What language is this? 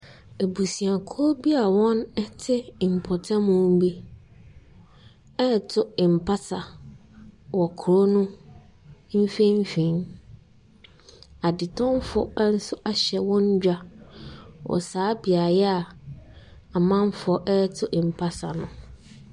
Akan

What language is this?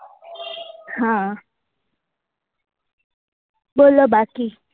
Gujarati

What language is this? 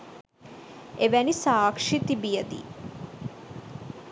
Sinhala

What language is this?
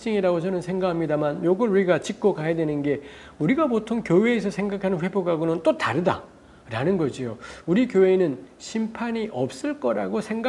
Korean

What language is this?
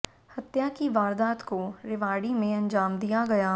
Hindi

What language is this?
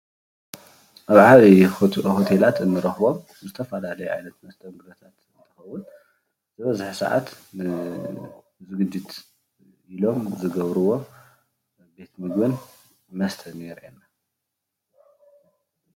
Tigrinya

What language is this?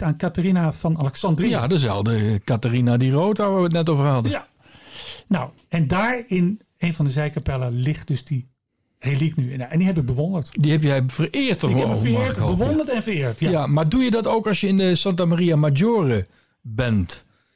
Dutch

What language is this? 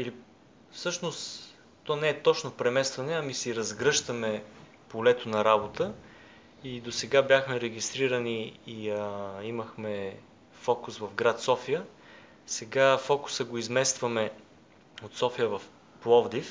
Bulgarian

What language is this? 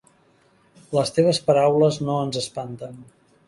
Catalan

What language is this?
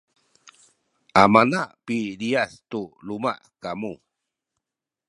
Sakizaya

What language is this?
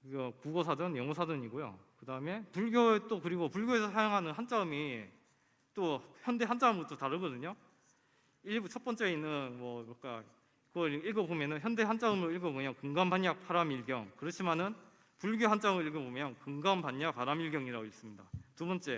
Korean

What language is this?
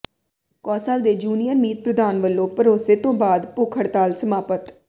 Punjabi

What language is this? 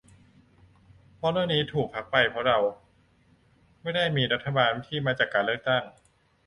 Thai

